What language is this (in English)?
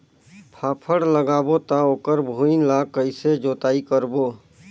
Chhattisgarhi